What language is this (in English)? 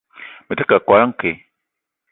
Eton (Cameroon)